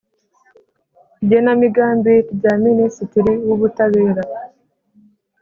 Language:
Kinyarwanda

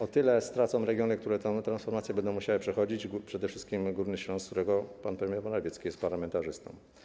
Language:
Polish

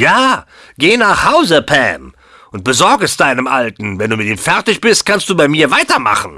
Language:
German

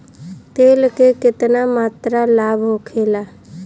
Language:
Bhojpuri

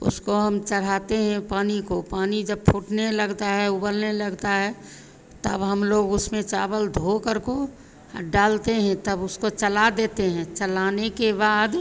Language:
Hindi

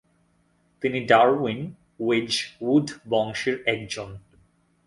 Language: Bangla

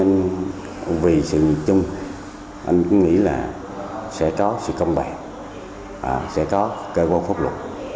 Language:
Vietnamese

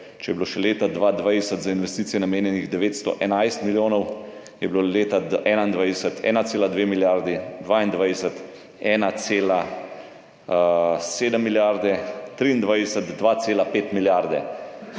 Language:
Slovenian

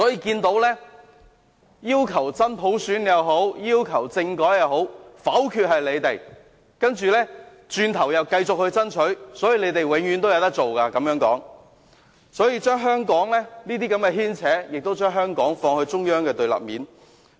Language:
Cantonese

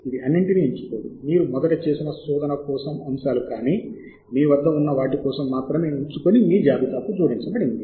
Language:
Telugu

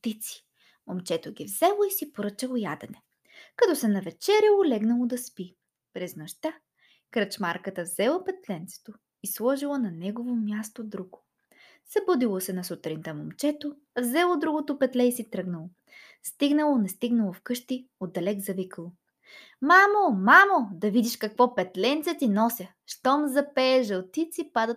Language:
Bulgarian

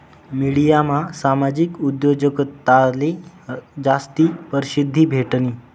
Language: Marathi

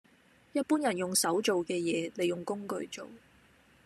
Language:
Cantonese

